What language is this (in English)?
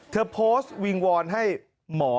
Thai